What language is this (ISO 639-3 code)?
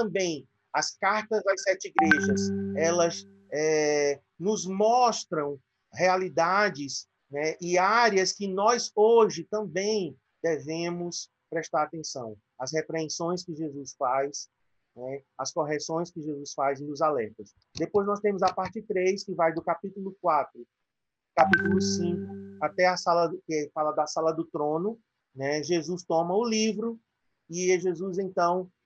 por